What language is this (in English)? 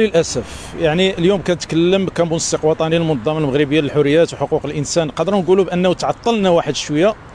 Arabic